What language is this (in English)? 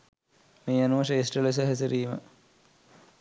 Sinhala